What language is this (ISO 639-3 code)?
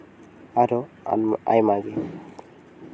sat